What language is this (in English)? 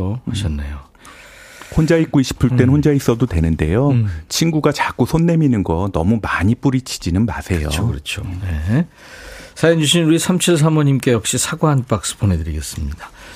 Korean